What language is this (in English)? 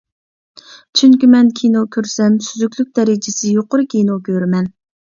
Uyghur